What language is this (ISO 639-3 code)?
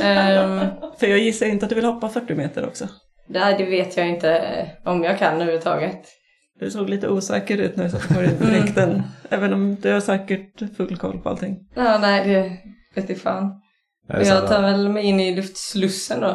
swe